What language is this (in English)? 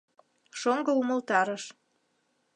Mari